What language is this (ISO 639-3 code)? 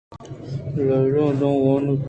bgp